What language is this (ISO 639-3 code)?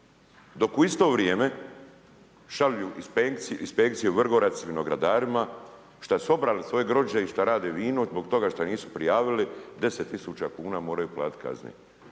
hrv